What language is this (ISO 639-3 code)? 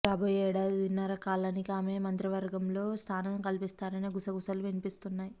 tel